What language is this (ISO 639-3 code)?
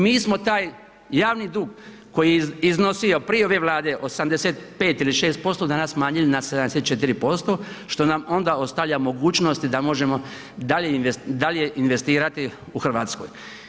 hrv